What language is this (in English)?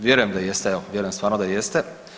Croatian